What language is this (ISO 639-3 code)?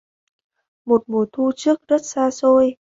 vie